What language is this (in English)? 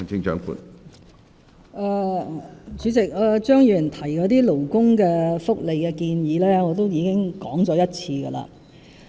Cantonese